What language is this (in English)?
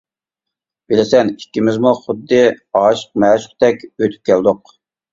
Uyghur